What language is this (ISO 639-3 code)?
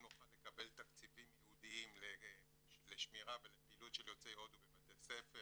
heb